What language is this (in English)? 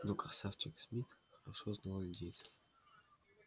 Russian